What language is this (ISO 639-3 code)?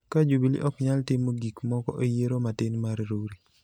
luo